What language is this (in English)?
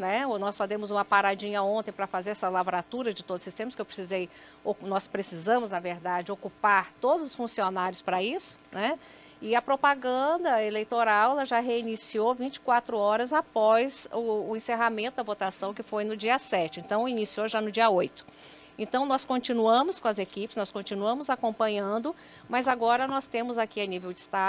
Portuguese